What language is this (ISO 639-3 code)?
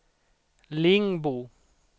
swe